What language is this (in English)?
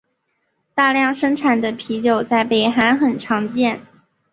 Chinese